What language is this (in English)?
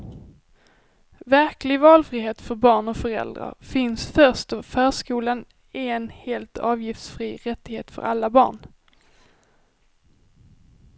Swedish